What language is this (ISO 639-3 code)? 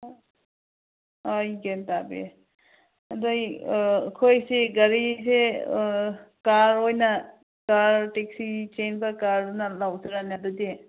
mni